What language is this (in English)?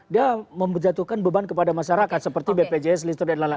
Indonesian